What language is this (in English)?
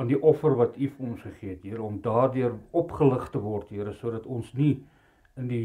Dutch